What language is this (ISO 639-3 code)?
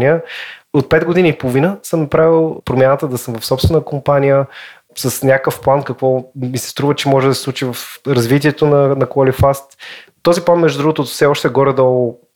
bul